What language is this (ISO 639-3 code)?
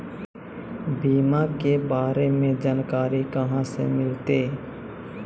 mag